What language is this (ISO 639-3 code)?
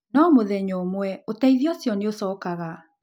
kik